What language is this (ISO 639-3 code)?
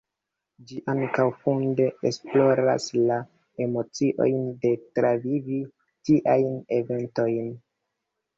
epo